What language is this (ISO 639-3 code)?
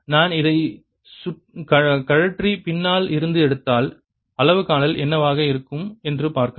tam